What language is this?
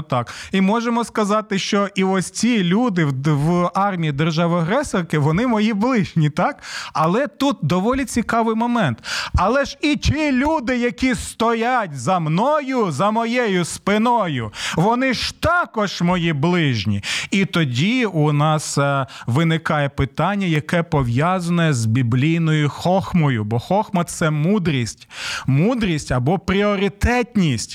Ukrainian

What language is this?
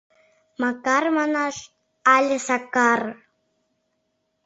Mari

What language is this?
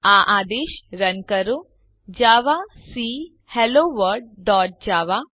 Gujarati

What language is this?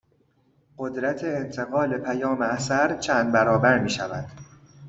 Persian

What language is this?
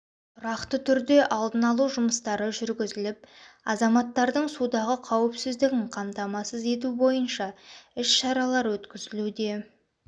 Kazakh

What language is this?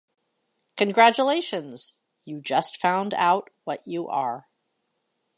English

